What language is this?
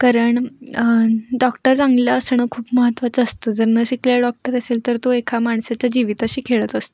Marathi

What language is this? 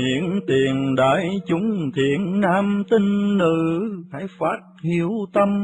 Vietnamese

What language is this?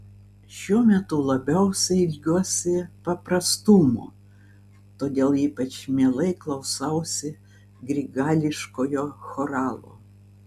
Lithuanian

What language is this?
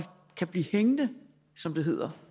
Danish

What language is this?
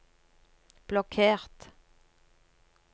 Norwegian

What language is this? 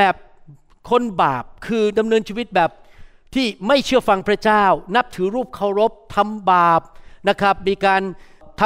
Thai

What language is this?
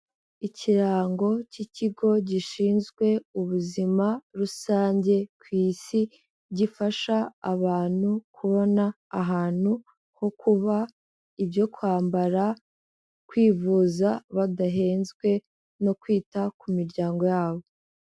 Kinyarwanda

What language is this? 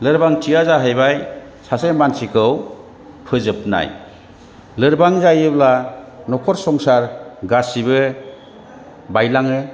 Bodo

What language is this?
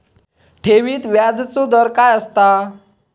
Marathi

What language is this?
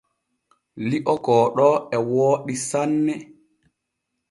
Borgu Fulfulde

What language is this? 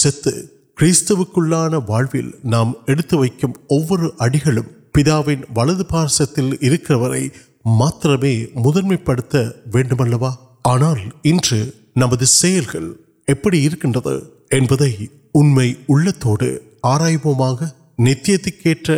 Urdu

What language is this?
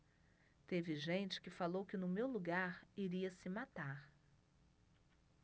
Portuguese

